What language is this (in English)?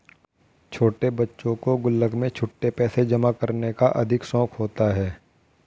Hindi